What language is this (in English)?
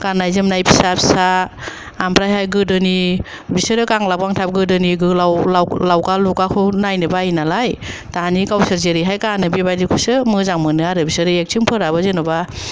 Bodo